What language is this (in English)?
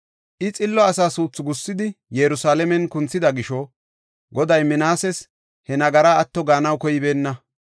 Gofa